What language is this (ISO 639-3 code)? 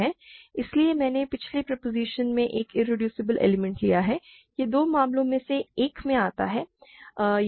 hin